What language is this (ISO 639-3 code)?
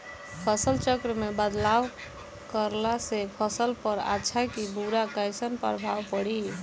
bho